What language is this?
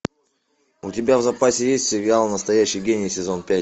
Russian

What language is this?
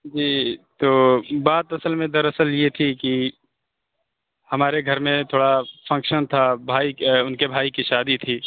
Urdu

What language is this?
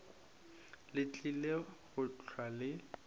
Northern Sotho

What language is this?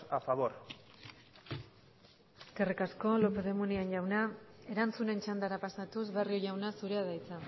Basque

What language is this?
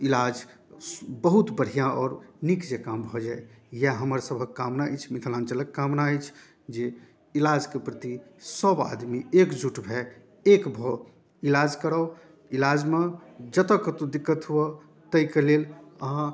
Maithili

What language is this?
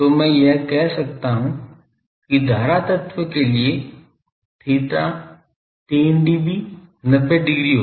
Hindi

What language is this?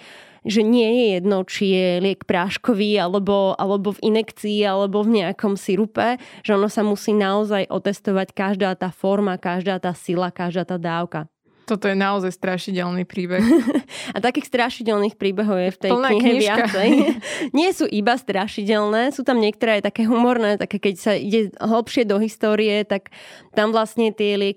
Slovak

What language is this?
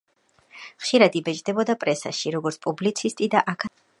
Georgian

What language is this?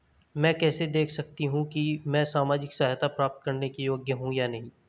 Hindi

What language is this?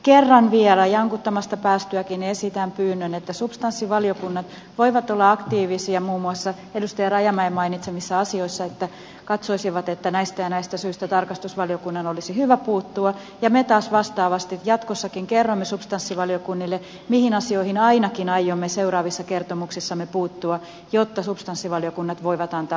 Finnish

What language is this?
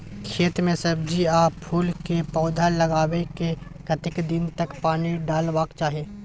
Maithili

